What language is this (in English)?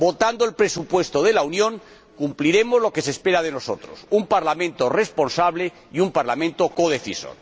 Spanish